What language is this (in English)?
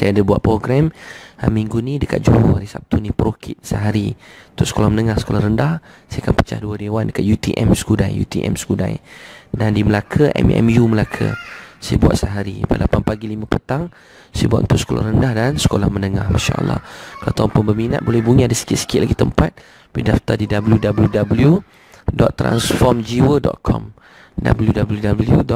Malay